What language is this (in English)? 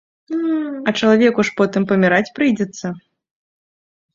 Belarusian